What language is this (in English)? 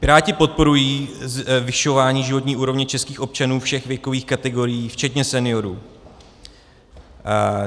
Czech